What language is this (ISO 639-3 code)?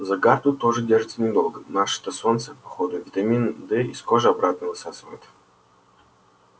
rus